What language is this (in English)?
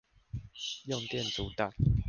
Chinese